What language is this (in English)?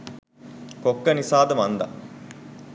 Sinhala